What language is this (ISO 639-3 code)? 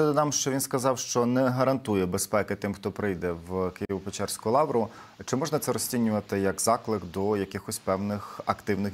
ukr